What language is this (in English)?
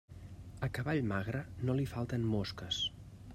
Catalan